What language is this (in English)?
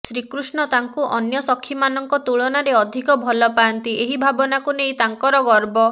Odia